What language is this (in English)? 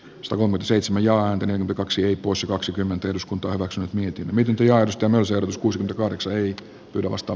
Finnish